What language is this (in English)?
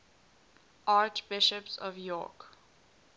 English